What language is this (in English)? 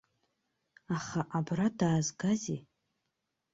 Abkhazian